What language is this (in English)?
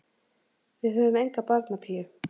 Icelandic